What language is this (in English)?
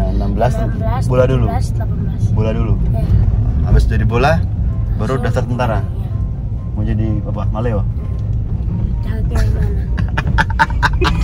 Indonesian